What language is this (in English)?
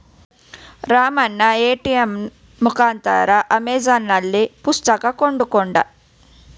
Kannada